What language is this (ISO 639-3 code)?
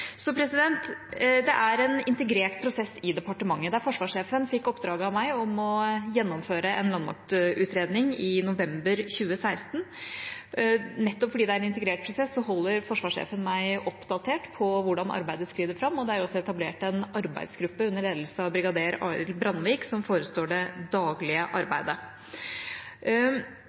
nob